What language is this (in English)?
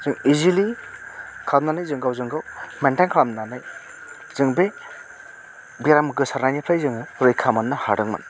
Bodo